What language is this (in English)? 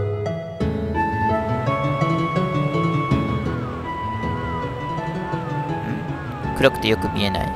Japanese